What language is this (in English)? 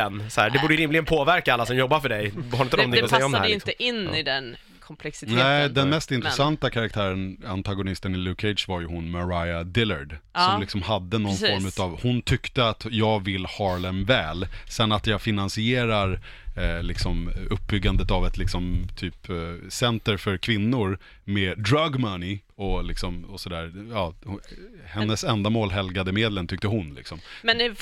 Swedish